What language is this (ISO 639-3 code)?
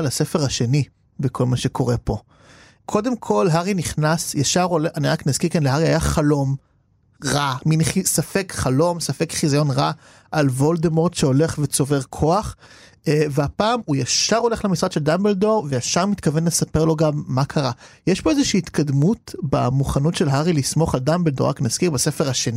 heb